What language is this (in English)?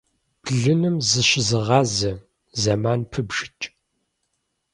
Kabardian